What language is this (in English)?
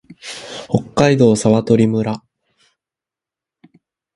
Japanese